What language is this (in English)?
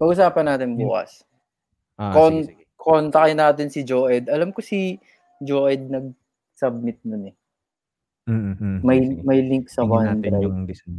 Filipino